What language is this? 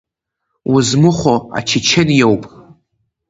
Abkhazian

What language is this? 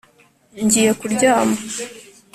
Kinyarwanda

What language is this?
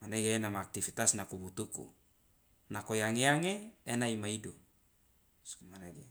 Loloda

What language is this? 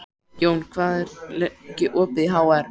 Icelandic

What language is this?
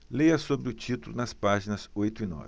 Portuguese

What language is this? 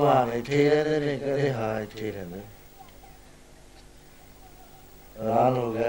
Punjabi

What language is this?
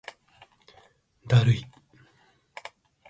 Japanese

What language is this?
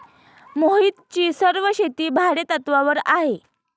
Marathi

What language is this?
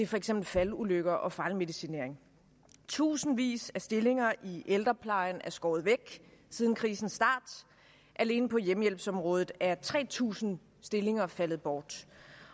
Danish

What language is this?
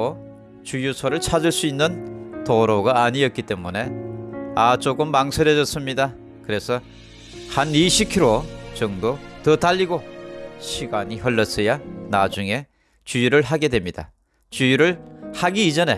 Korean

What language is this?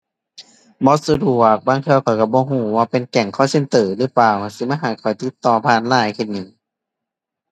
Thai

